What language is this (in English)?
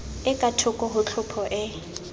Southern Sotho